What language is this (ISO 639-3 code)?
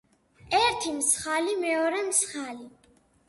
kat